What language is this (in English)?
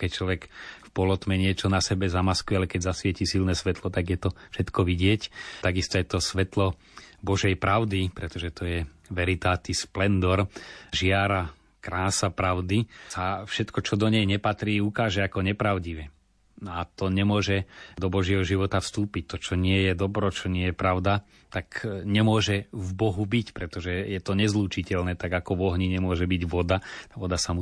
Slovak